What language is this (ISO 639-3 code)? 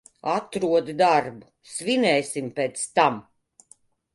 lav